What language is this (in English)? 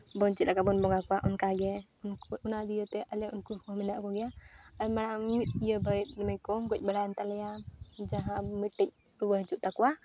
Santali